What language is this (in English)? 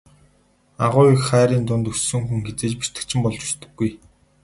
Mongolian